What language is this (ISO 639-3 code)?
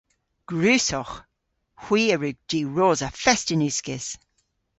cor